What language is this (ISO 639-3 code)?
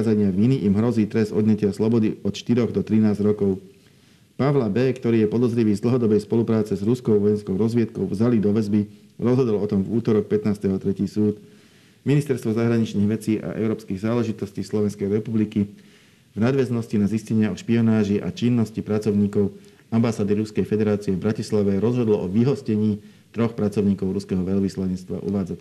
slk